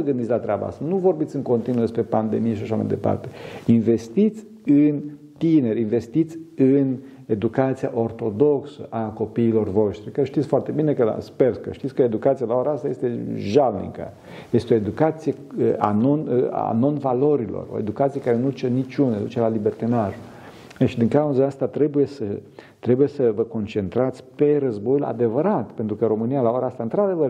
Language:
Romanian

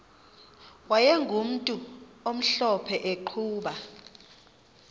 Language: Xhosa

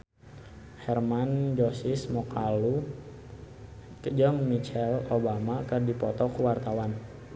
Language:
Sundanese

